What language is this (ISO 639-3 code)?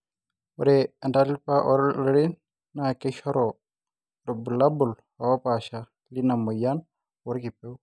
mas